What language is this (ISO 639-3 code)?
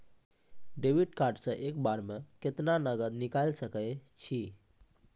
mai